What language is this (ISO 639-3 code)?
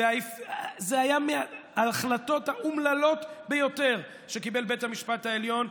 heb